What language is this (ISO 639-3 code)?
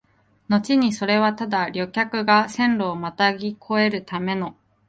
jpn